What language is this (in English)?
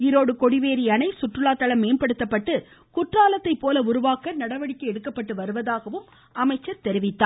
Tamil